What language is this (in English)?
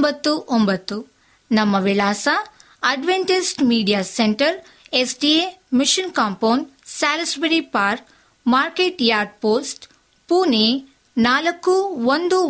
Kannada